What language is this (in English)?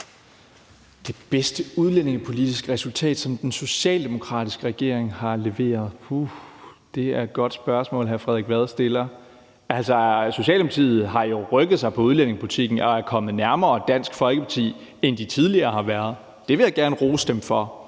Danish